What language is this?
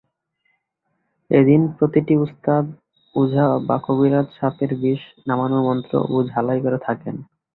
Bangla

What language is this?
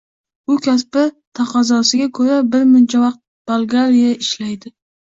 Uzbek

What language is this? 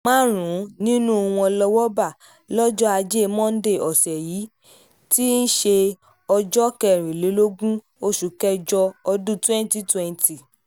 Yoruba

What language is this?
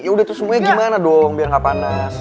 Indonesian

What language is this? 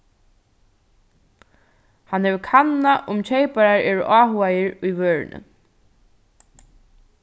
Faroese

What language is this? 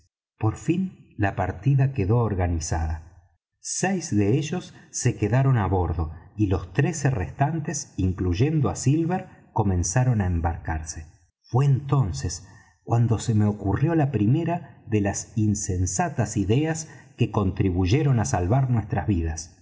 Spanish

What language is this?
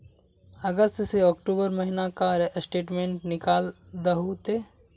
Magahi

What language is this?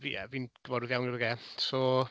Welsh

